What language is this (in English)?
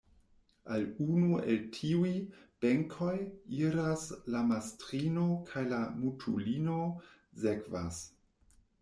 Esperanto